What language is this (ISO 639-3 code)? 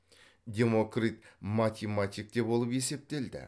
kaz